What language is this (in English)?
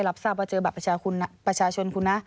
Thai